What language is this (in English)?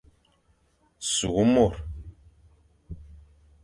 Fang